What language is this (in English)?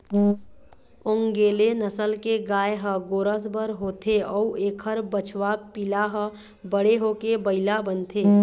Chhattisgarhi